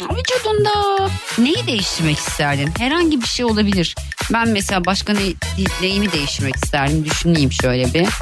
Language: Turkish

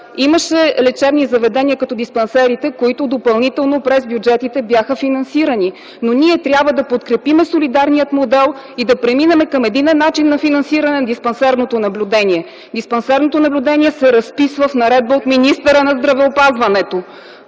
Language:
Bulgarian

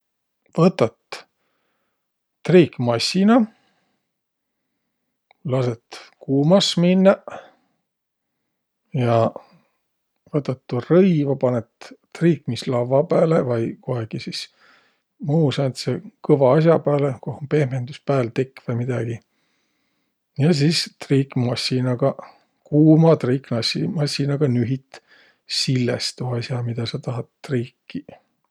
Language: Võro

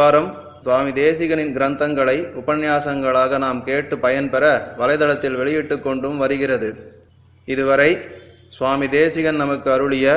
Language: Tamil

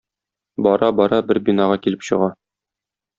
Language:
Tatar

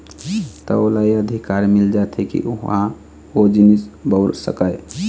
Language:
Chhattisgarhi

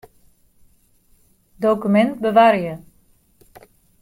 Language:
Western Frisian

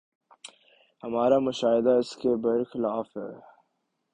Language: Urdu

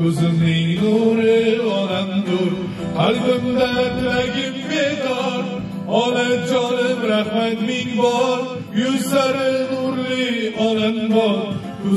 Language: Turkish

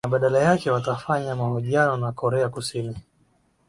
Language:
Swahili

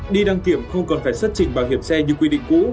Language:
Vietnamese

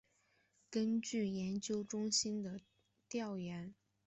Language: Chinese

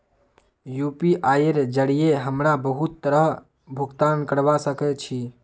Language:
Magahi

